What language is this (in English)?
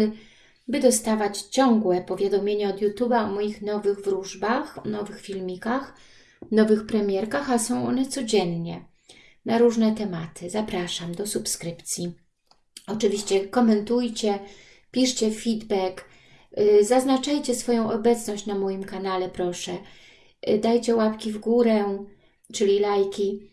Polish